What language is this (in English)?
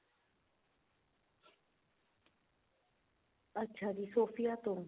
Punjabi